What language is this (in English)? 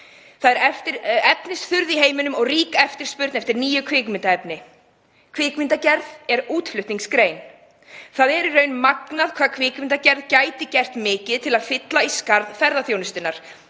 Icelandic